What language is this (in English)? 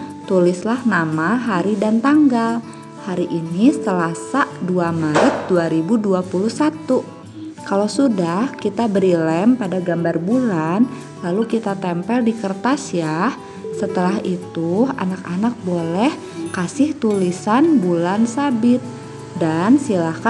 Indonesian